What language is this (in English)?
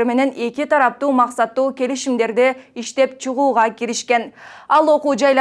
Turkish